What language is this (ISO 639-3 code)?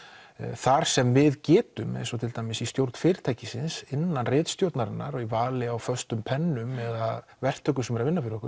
isl